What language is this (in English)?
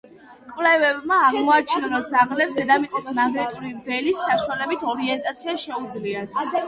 Georgian